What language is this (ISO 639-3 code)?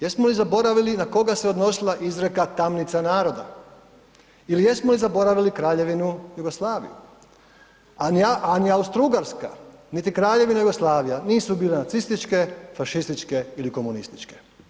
hrv